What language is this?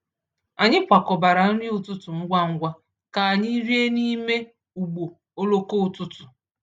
Igbo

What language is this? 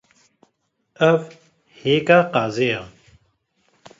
Kurdish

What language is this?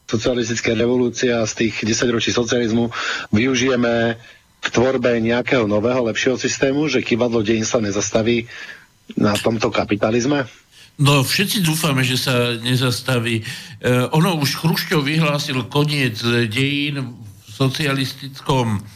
Slovak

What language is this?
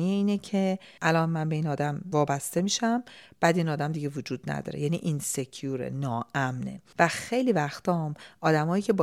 Persian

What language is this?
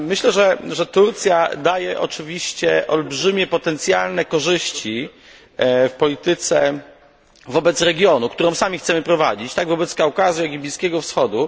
Polish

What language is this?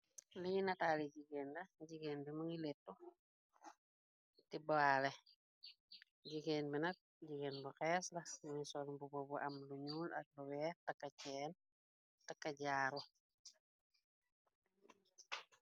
Wolof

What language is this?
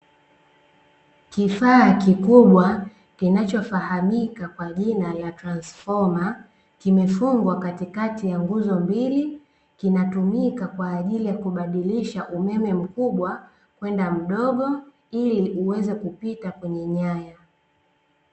Swahili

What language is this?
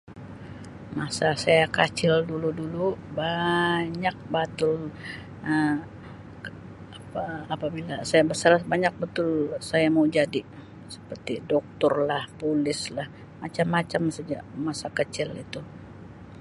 Sabah Malay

